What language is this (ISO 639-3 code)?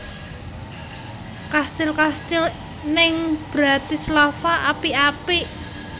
jav